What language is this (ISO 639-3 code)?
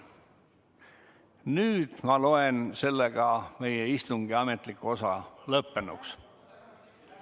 est